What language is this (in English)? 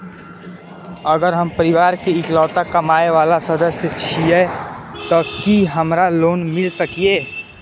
Maithili